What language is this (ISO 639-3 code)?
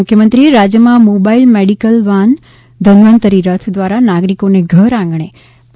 guj